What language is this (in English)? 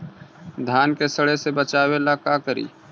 Magahi